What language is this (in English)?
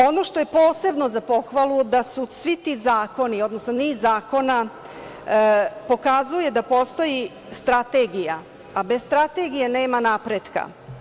Serbian